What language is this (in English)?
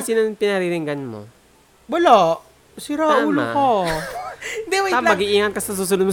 Filipino